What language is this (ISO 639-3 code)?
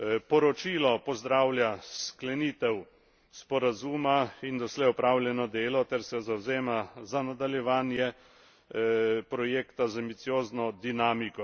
slv